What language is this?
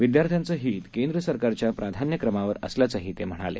Marathi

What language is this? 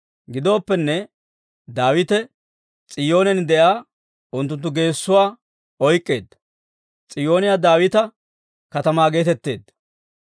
Dawro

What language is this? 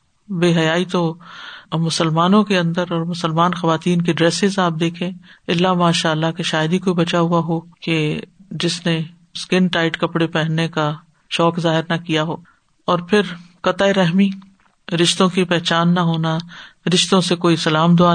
Urdu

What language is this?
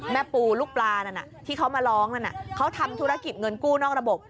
Thai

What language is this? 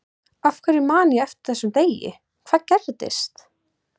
Icelandic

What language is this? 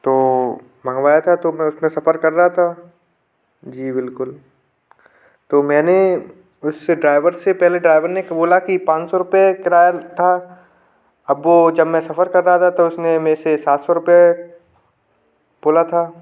Hindi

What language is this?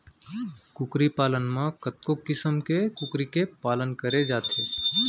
Chhattisgarhi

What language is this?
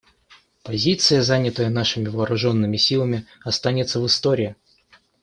Russian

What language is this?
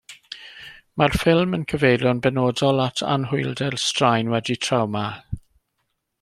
Welsh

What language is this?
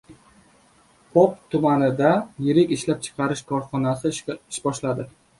Uzbek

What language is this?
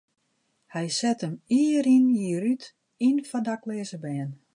Western Frisian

